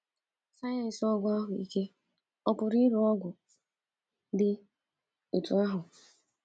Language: Igbo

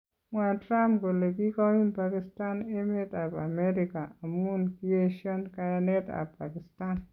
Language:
Kalenjin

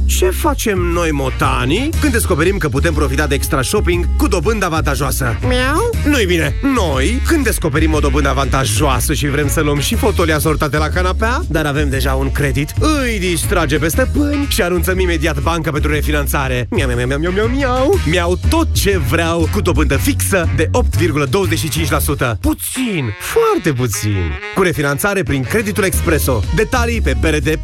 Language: Romanian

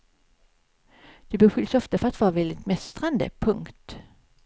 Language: Swedish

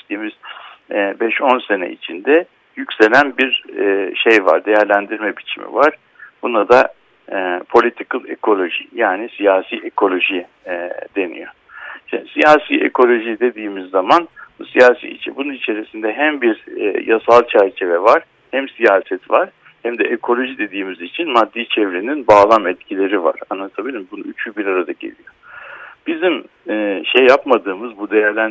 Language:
Turkish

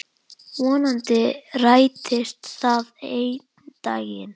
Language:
Icelandic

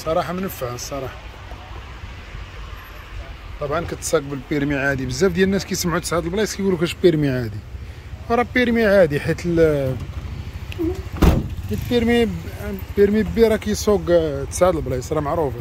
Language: Arabic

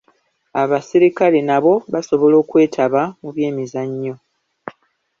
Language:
Ganda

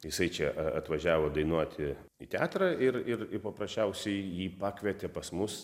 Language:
Lithuanian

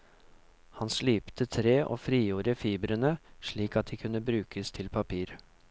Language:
Norwegian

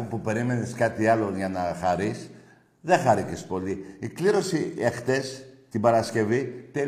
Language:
Greek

